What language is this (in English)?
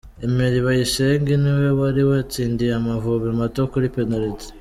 Kinyarwanda